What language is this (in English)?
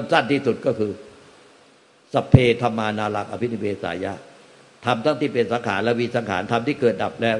Thai